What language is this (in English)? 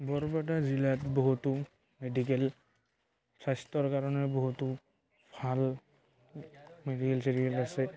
Assamese